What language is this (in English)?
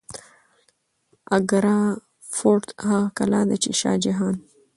Pashto